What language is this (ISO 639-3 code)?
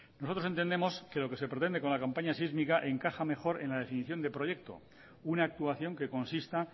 spa